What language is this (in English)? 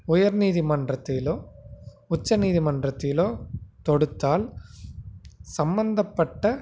Tamil